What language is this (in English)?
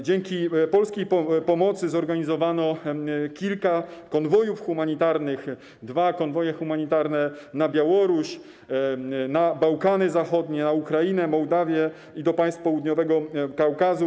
Polish